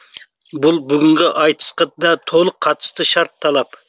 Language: Kazakh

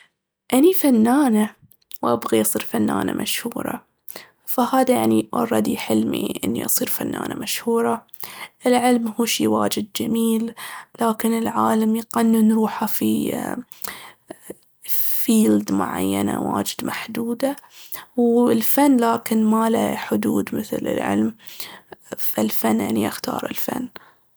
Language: Baharna Arabic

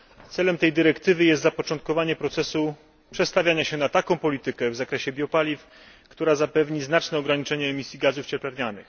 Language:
Polish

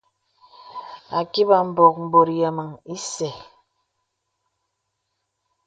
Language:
Bebele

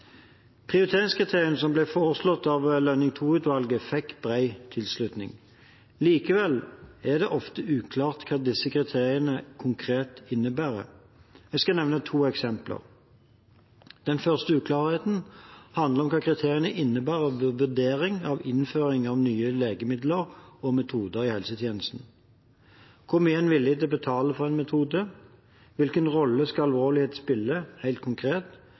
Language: Norwegian Bokmål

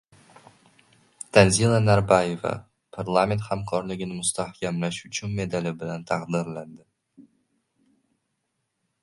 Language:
Uzbek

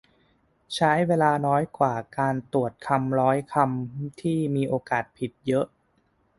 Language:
Thai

